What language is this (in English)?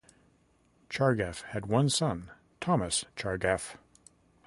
English